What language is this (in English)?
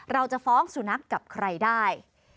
Thai